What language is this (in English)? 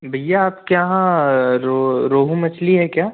Hindi